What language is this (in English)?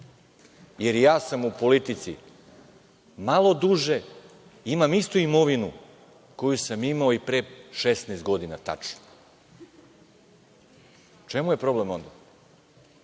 Serbian